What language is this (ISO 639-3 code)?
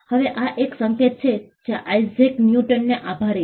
guj